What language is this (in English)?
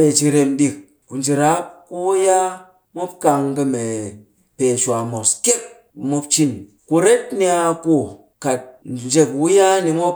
Cakfem-Mushere